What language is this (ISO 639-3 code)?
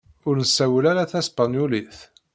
kab